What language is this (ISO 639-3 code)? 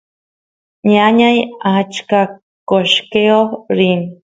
qus